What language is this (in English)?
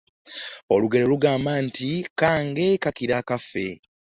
Ganda